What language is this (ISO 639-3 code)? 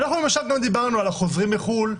heb